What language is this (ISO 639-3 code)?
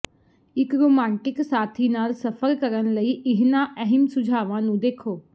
pan